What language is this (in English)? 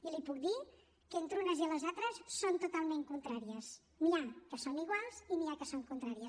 Catalan